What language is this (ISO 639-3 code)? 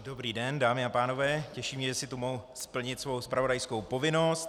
ces